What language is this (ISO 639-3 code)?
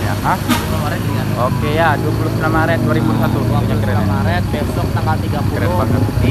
ind